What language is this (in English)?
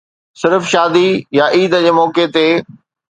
Sindhi